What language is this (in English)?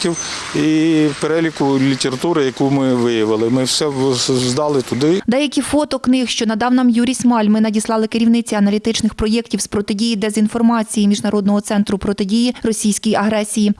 Ukrainian